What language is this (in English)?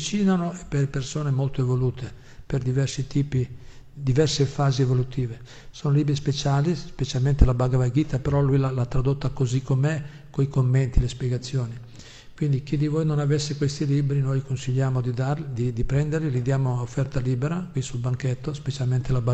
Italian